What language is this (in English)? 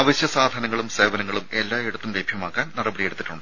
Malayalam